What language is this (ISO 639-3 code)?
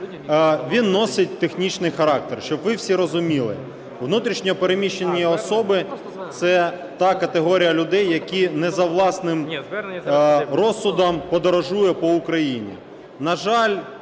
ukr